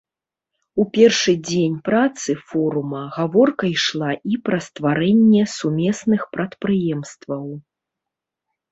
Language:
Belarusian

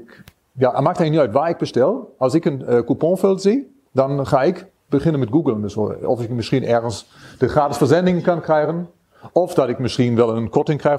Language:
Dutch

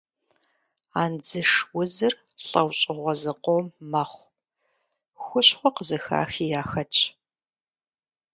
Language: Kabardian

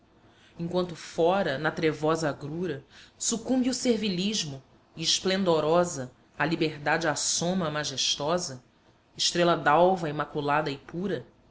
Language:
Portuguese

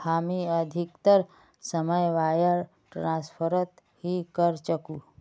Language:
Magahi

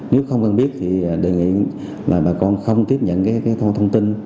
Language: Vietnamese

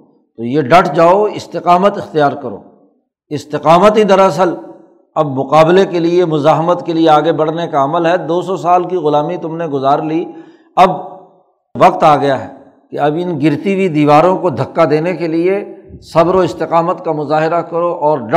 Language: Urdu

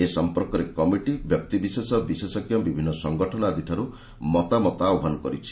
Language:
Odia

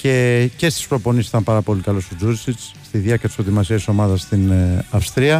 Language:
Greek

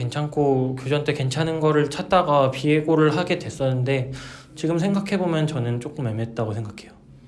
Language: Korean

